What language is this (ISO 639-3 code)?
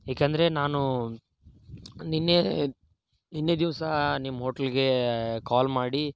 kan